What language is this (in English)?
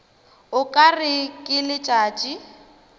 Northern Sotho